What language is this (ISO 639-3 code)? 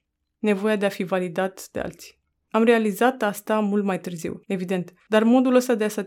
ron